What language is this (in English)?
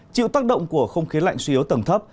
Vietnamese